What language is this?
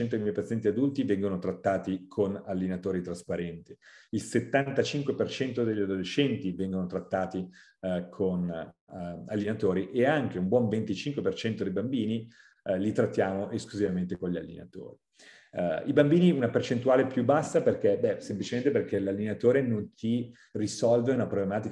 Italian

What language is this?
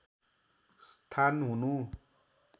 Nepali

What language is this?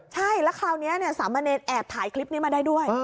Thai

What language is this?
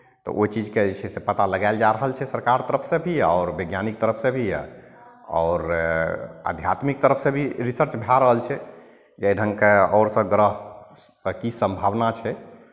Maithili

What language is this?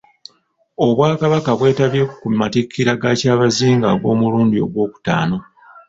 Ganda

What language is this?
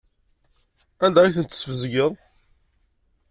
Kabyle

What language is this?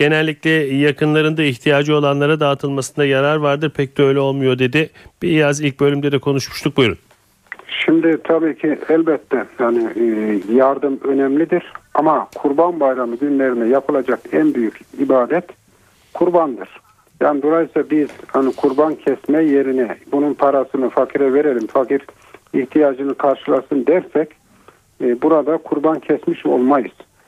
Turkish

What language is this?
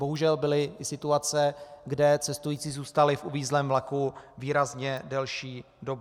Czech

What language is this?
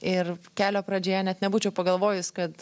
Lithuanian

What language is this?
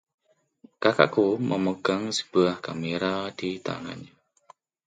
Indonesian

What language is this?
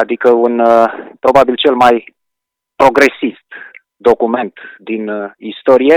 Romanian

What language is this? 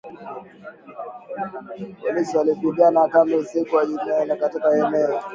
Swahili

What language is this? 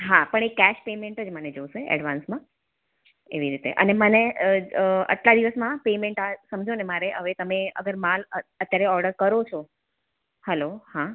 Gujarati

